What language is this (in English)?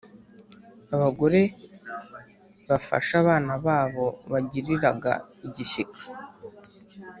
Kinyarwanda